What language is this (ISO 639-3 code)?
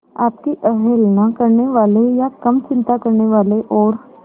hin